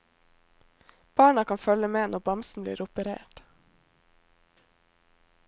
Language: Norwegian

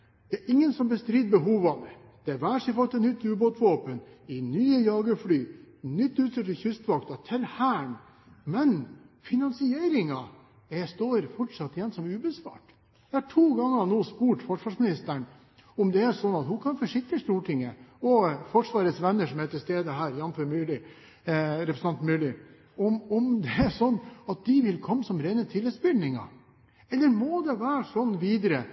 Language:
Norwegian Bokmål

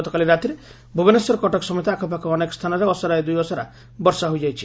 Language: Odia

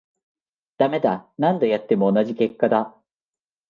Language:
Japanese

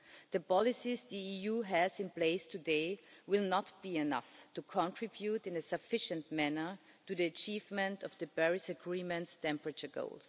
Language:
English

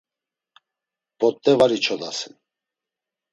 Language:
Laz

